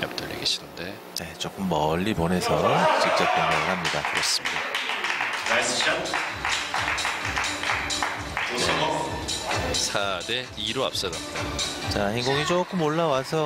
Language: Korean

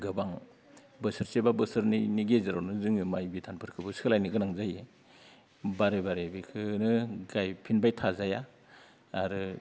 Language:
Bodo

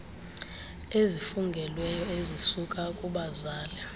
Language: Xhosa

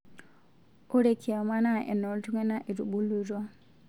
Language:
Masai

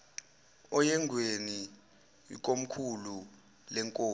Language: Zulu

